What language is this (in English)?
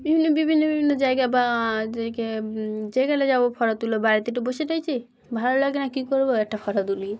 Bangla